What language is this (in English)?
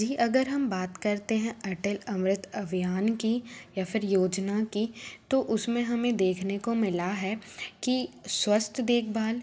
Hindi